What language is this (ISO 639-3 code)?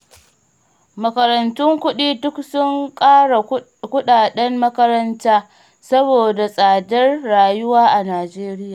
hau